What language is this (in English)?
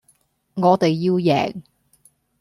Cantonese